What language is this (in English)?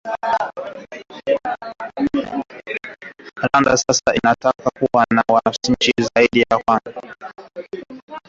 Swahili